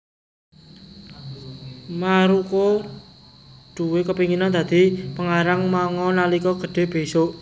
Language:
Javanese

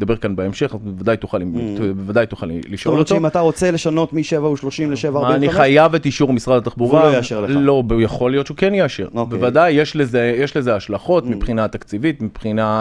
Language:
Hebrew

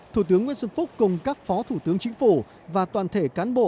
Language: Vietnamese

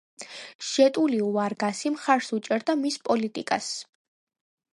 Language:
Georgian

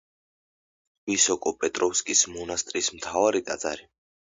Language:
Georgian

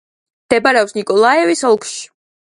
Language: Georgian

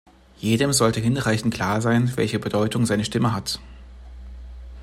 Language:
German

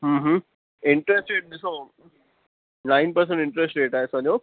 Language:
Sindhi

